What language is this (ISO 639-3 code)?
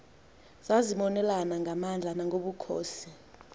xho